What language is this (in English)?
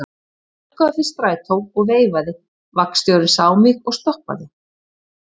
Icelandic